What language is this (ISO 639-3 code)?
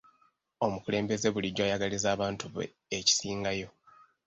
lug